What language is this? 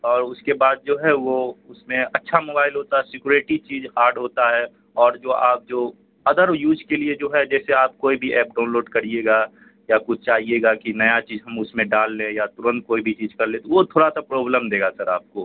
Urdu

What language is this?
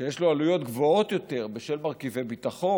Hebrew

